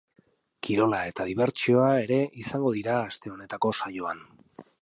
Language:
Basque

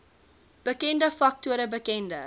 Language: Afrikaans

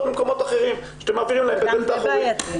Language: Hebrew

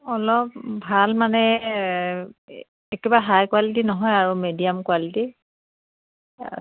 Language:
Assamese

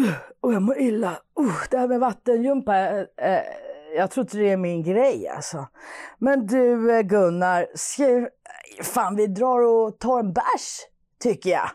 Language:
Swedish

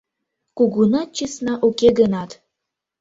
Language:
Mari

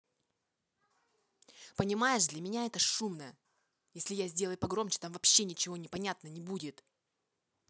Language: Russian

